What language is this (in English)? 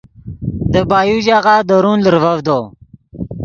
Yidgha